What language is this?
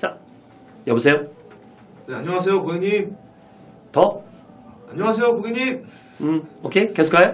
Korean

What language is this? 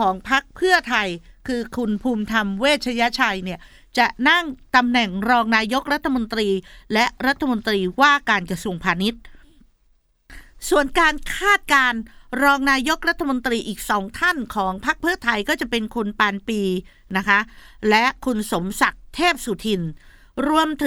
Thai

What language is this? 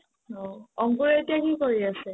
Assamese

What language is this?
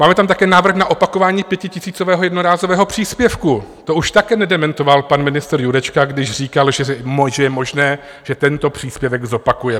Czech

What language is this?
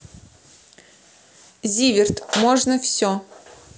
Russian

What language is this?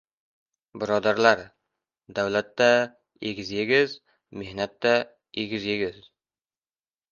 Uzbek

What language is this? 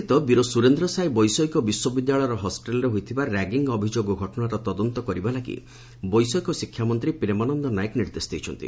Odia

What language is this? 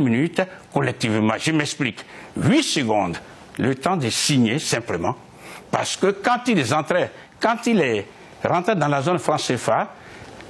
French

